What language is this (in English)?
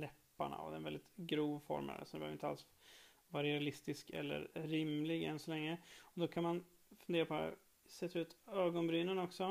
Swedish